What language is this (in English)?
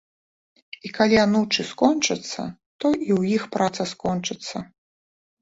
Belarusian